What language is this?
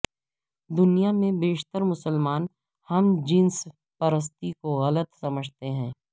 Urdu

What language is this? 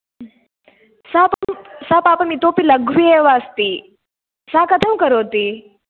Sanskrit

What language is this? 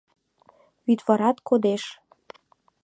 Mari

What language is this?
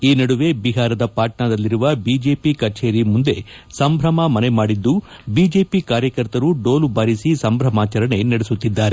Kannada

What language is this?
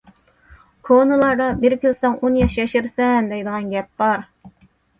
Uyghur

